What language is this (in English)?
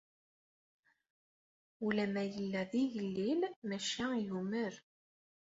Kabyle